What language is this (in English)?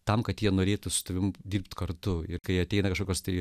Lithuanian